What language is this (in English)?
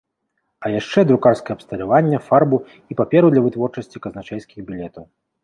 Belarusian